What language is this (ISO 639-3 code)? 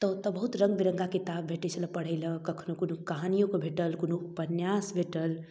mai